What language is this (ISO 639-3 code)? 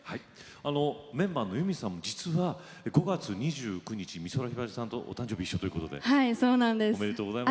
jpn